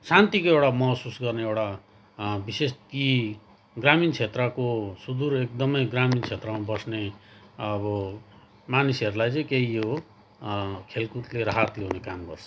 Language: Nepali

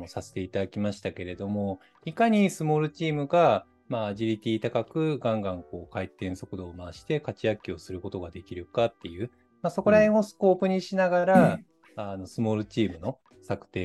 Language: Japanese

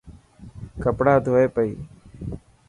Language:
Dhatki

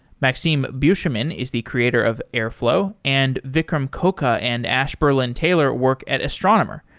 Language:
English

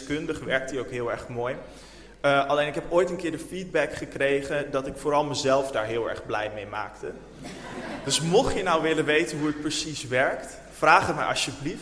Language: Dutch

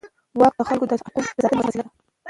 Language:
Pashto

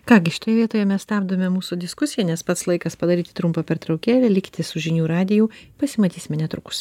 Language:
Lithuanian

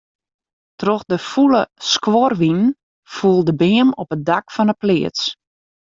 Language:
Western Frisian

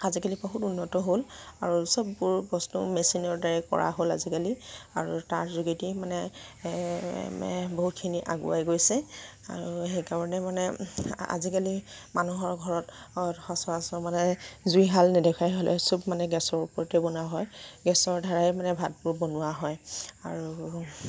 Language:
Assamese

